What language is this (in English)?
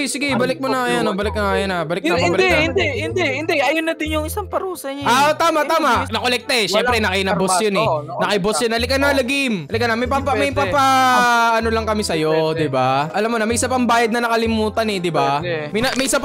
Filipino